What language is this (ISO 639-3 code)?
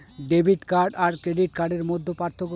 ben